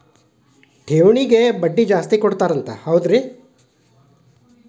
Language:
Kannada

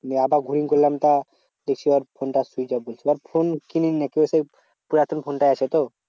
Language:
Bangla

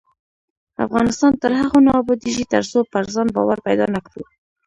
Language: Pashto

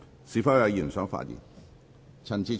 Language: Cantonese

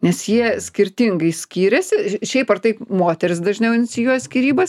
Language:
Lithuanian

